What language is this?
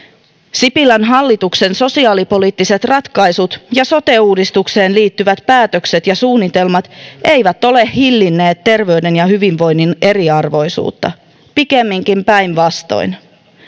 Finnish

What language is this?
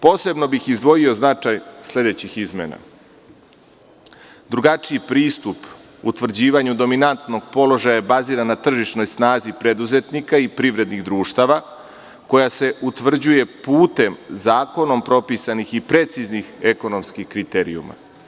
Serbian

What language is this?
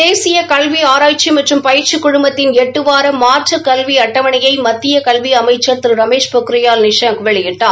Tamil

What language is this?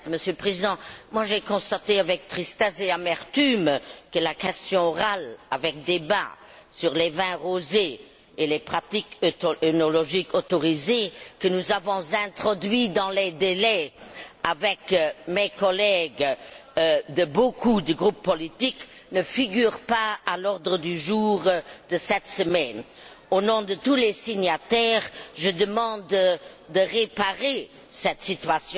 French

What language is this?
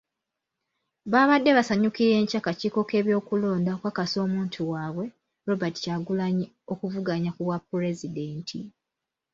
Ganda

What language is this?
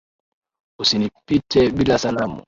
Swahili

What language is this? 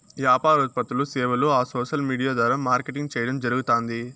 Telugu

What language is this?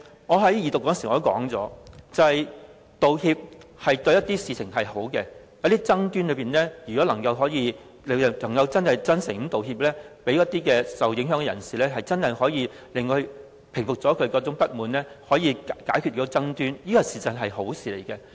Cantonese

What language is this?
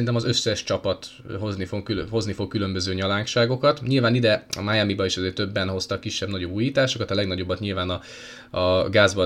Hungarian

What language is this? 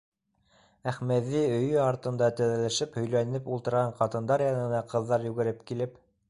Bashkir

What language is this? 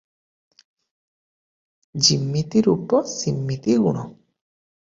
Odia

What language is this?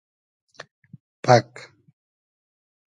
Hazaragi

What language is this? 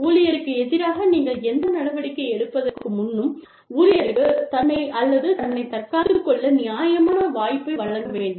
Tamil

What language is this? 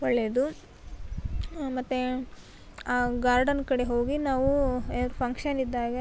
Kannada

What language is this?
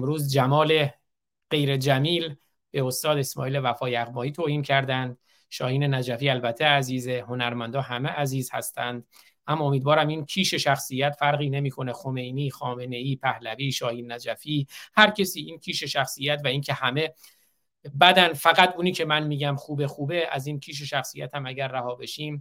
Persian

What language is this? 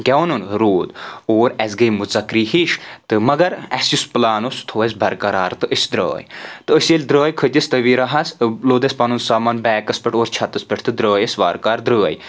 Kashmiri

